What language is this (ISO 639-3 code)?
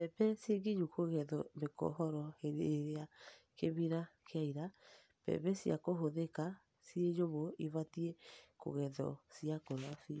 kik